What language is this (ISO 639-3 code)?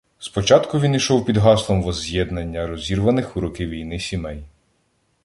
ukr